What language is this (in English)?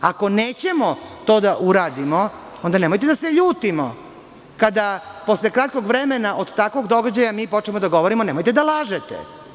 Serbian